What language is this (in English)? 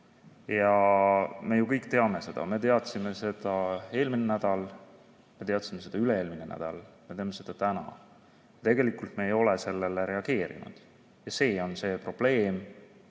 Estonian